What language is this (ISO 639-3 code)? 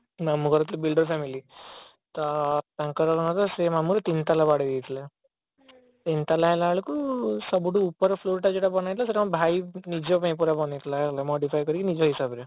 ori